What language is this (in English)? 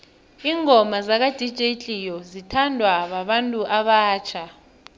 South Ndebele